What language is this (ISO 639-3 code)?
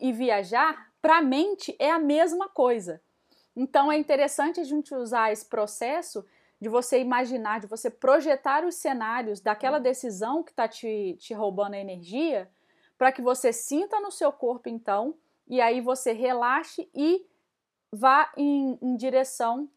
por